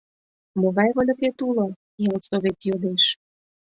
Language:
Mari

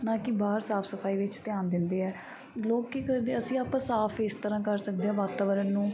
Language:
Punjabi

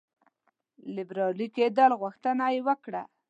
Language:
Pashto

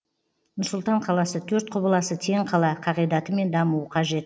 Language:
Kazakh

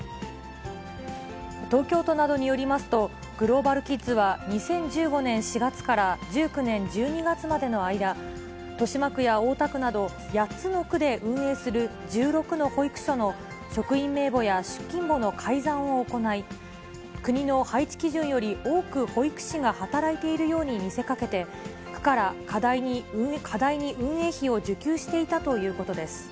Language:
Japanese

